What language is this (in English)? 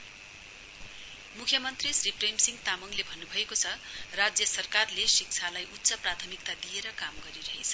Nepali